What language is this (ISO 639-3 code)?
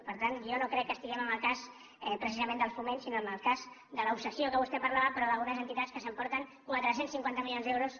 cat